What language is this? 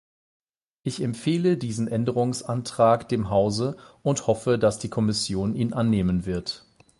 German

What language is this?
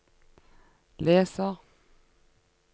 Norwegian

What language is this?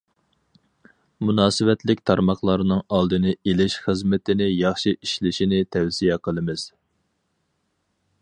Uyghur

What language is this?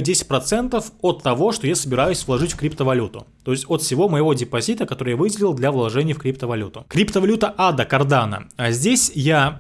Russian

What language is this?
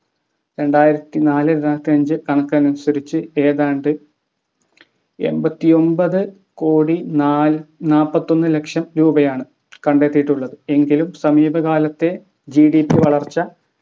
Malayalam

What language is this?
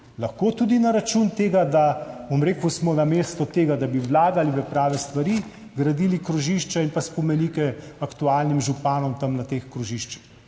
Slovenian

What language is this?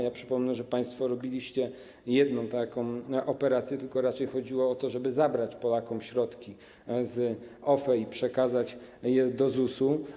Polish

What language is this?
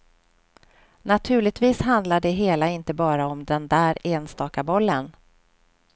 Swedish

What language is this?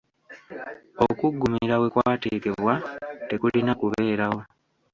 Ganda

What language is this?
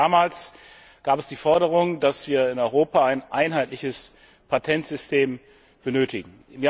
German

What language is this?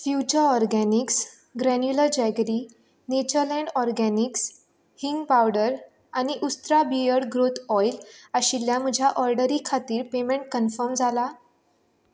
Konkani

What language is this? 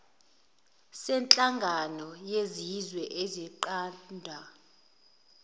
Zulu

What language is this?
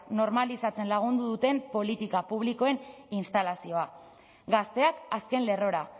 Basque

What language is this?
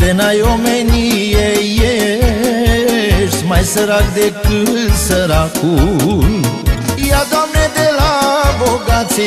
Romanian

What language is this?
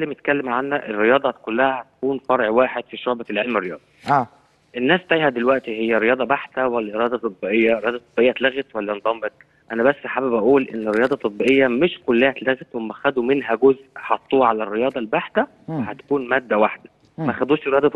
Arabic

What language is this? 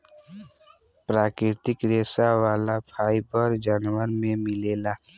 Bhojpuri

